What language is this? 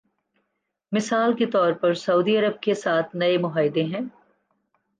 Urdu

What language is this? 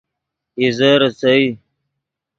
Yidgha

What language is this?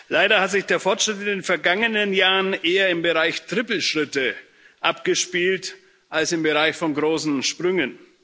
German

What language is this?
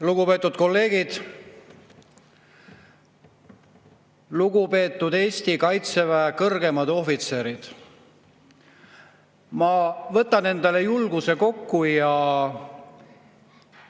Estonian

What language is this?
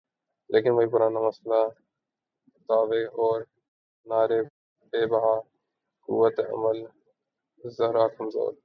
Urdu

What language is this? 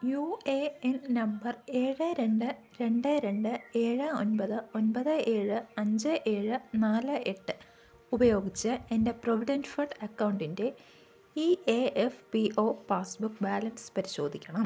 Malayalam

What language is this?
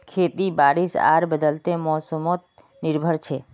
Magahi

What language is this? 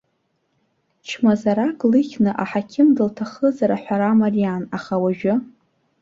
Abkhazian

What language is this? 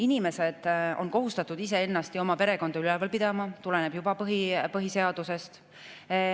Estonian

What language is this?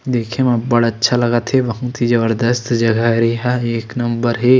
Chhattisgarhi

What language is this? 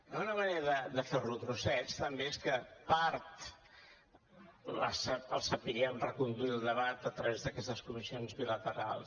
Catalan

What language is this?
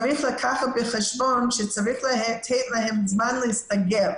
Hebrew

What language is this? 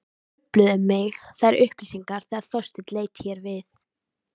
Icelandic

